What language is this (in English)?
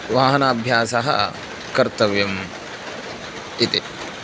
Sanskrit